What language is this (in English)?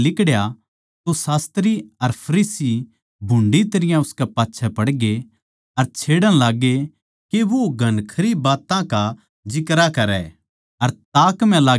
Haryanvi